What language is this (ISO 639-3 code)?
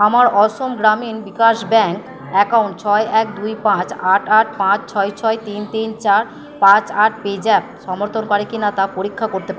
ben